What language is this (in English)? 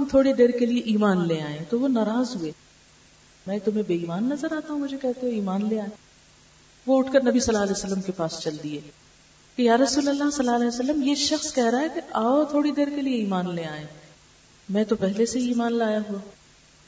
Urdu